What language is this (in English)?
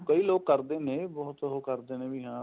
Punjabi